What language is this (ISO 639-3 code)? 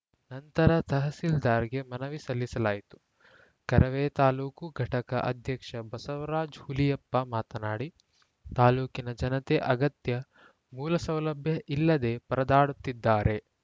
kan